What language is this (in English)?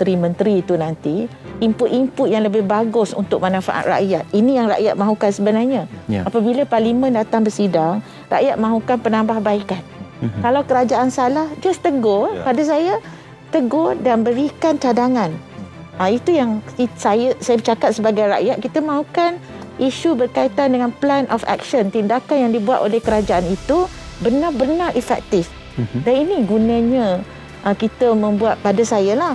Malay